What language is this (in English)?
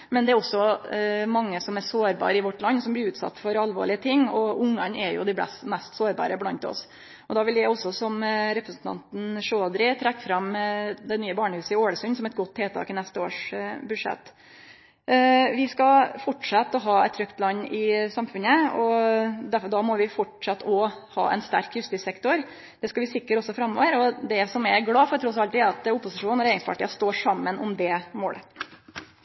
Norwegian Nynorsk